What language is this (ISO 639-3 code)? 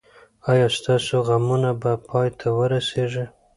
pus